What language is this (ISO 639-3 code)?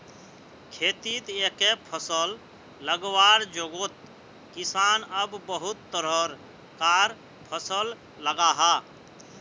mag